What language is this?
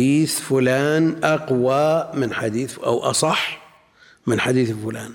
Arabic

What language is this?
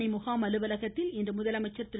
Tamil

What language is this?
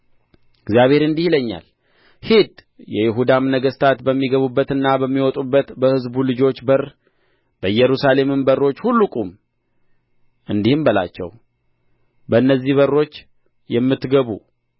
Amharic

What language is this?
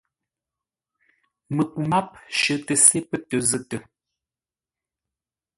Ngombale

